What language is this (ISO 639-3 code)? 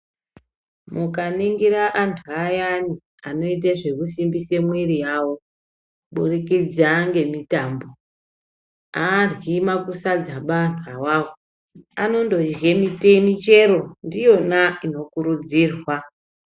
ndc